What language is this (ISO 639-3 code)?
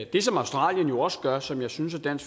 dan